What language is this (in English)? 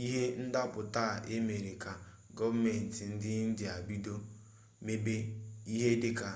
Igbo